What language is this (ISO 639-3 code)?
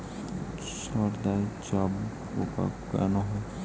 ben